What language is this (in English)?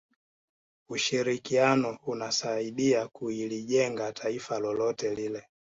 Swahili